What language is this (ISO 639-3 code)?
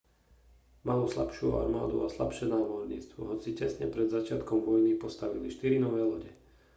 slk